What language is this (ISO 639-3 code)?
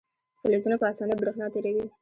pus